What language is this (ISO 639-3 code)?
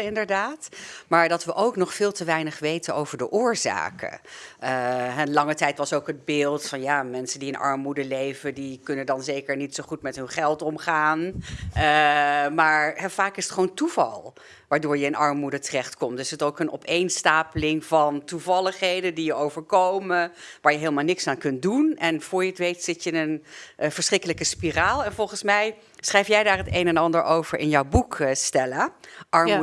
nld